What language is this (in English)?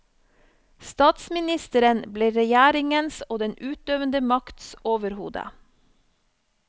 Norwegian